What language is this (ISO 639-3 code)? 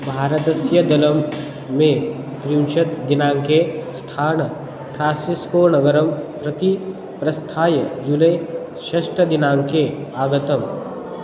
san